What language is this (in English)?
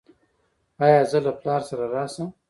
Pashto